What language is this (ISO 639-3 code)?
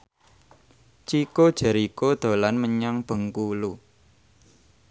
jav